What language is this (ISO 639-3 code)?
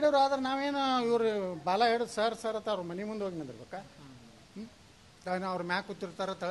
ara